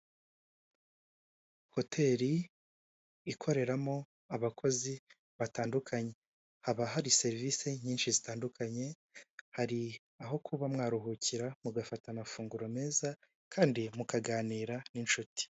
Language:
Kinyarwanda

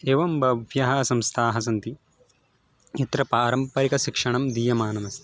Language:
Sanskrit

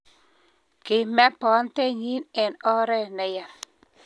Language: Kalenjin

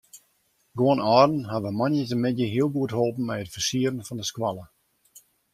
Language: Western Frisian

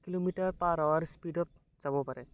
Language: Assamese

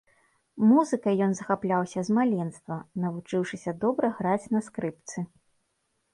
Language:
Belarusian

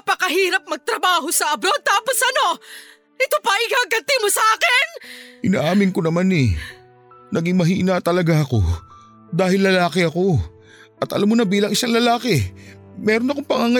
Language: Filipino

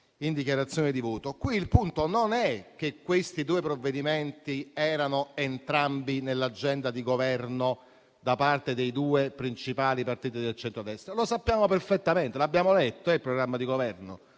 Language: Italian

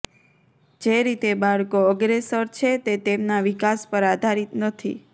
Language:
Gujarati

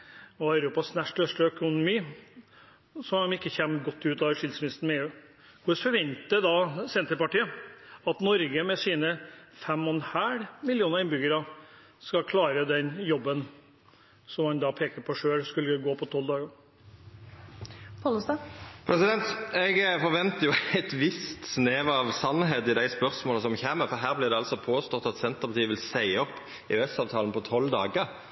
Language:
Norwegian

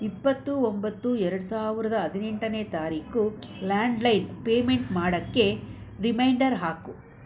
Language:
Kannada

